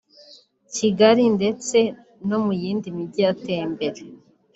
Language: Kinyarwanda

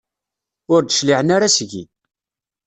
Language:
Kabyle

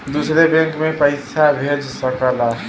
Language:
Bhojpuri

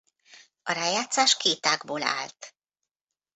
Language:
Hungarian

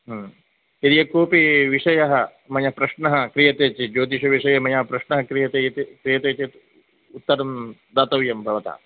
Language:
Sanskrit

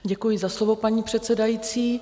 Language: Czech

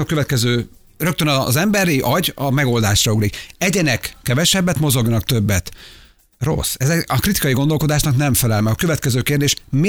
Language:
Hungarian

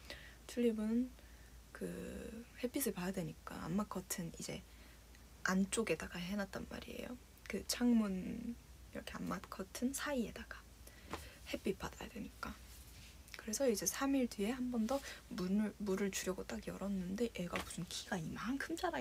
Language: Korean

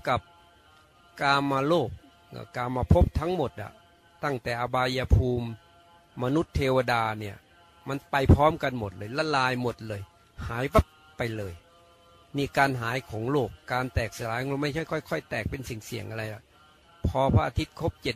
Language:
Thai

